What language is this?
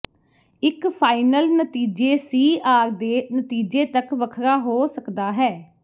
Punjabi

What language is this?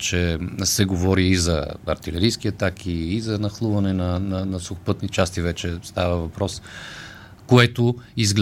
Bulgarian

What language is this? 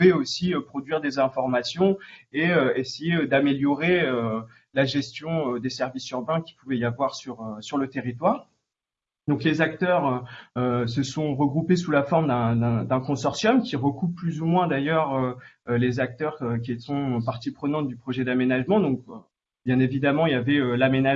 French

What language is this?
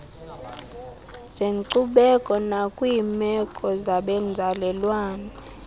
Xhosa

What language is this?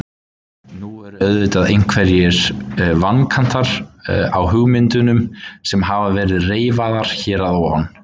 Icelandic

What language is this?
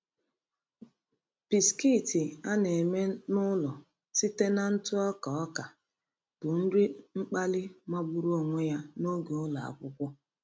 Igbo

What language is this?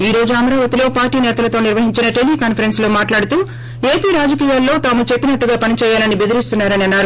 Telugu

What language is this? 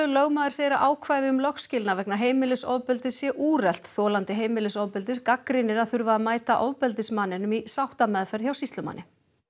Icelandic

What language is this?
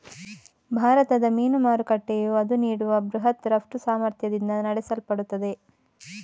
Kannada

